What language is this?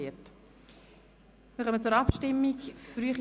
Swiss German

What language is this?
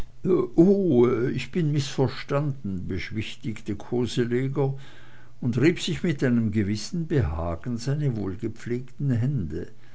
German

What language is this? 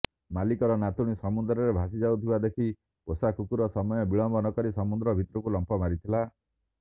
Odia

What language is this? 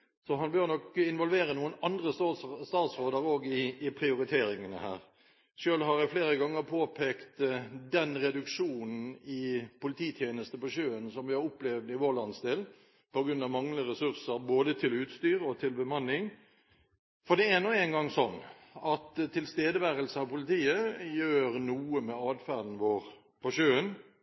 Norwegian Bokmål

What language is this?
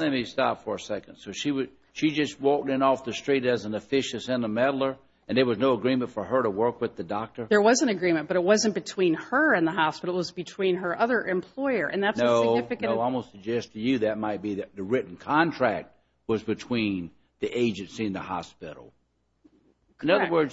English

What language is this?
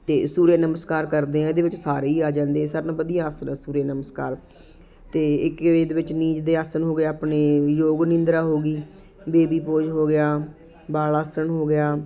Punjabi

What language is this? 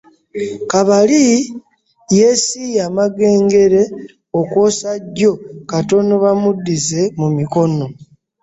Ganda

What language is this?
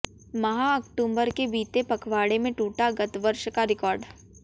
Hindi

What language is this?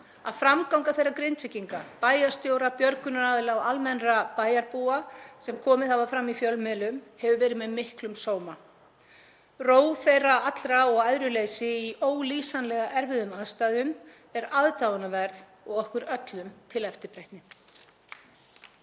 Icelandic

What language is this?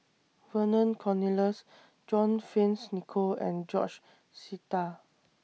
English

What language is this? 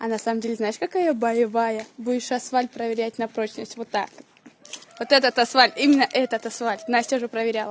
Russian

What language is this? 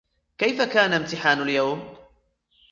Arabic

